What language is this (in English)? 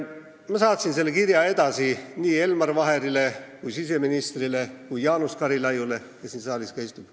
Estonian